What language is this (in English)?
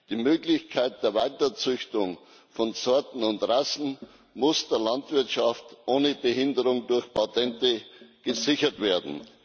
German